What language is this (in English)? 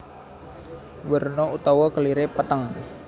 Javanese